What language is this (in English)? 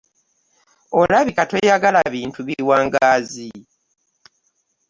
Ganda